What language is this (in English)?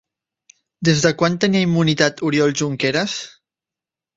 Catalan